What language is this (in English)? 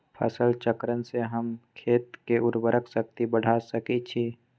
Magahi